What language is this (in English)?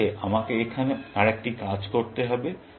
Bangla